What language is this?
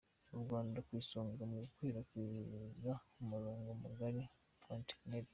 Kinyarwanda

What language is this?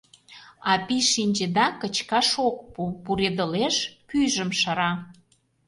Mari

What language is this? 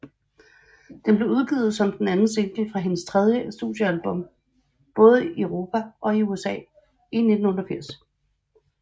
Danish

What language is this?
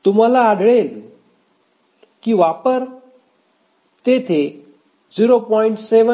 Marathi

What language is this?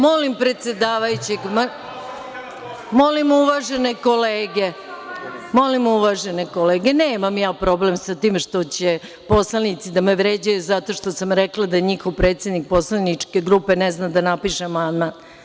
Serbian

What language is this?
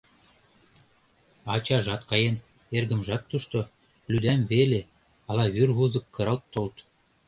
Mari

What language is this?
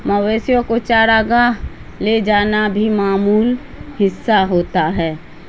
Urdu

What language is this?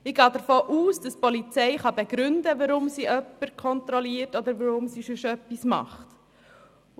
Swiss German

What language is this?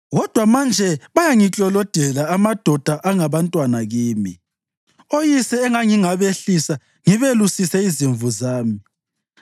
North Ndebele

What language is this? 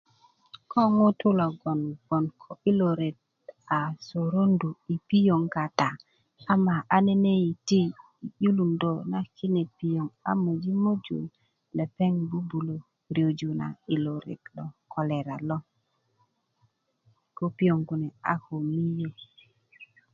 Kuku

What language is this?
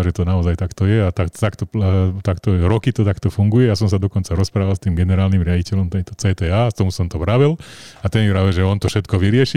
Slovak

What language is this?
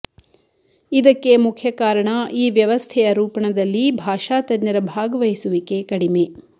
Kannada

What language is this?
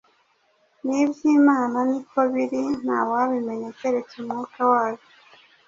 Kinyarwanda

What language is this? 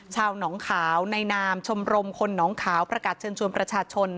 Thai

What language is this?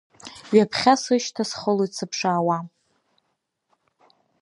Abkhazian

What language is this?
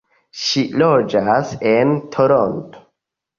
Esperanto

